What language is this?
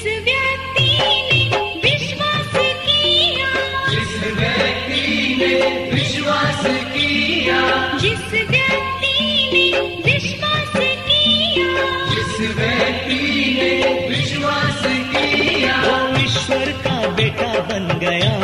Hindi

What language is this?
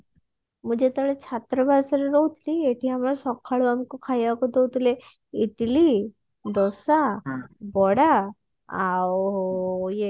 Odia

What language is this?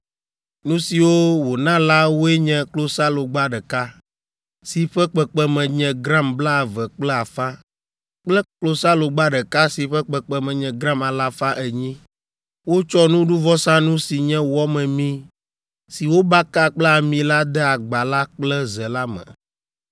Ewe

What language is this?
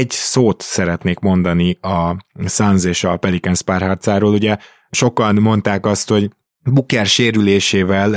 Hungarian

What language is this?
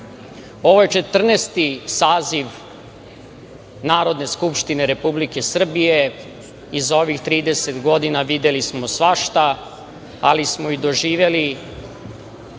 Serbian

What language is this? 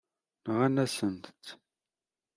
Kabyle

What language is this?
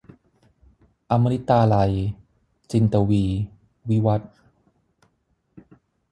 Thai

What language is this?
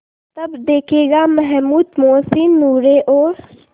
Hindi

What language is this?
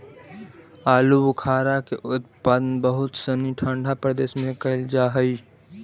Magahi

